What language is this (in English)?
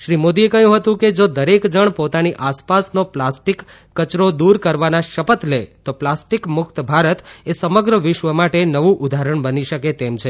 Gujarati